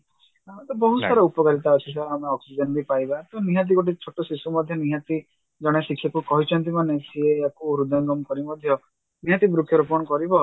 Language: Odia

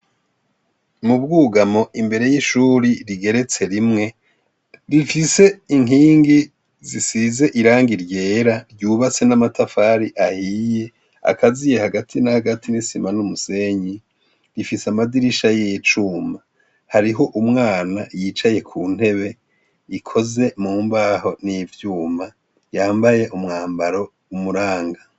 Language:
Rundi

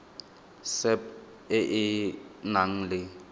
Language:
Tswana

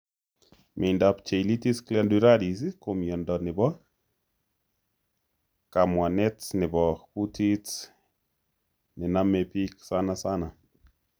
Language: Kalenjin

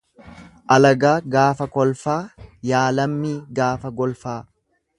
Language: Oromo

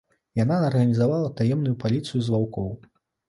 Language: Belarusian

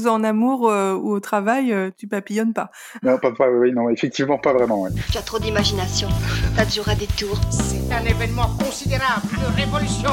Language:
French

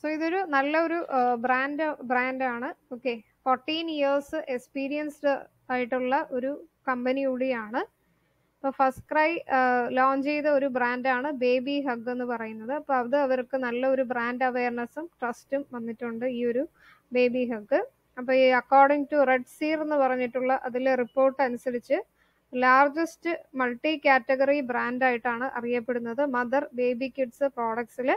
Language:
Malayalam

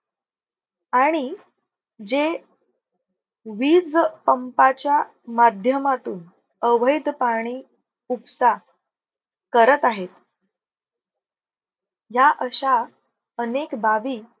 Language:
Marathi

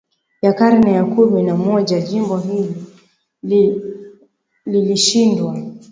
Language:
Swahili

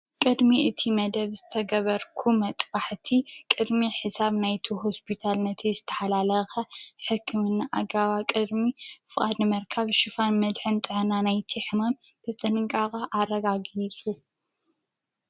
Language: Tigrinya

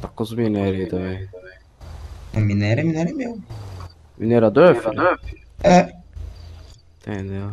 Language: Portuguese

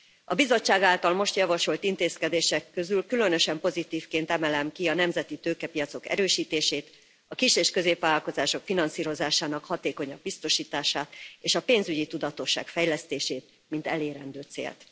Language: Hungarian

